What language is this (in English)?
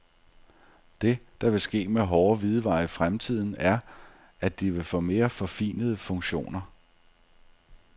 Danish